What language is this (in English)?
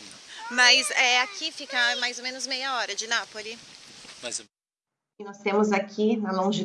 Portuguese